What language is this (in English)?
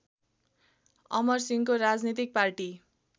Nepali